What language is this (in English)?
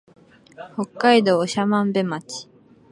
Japanese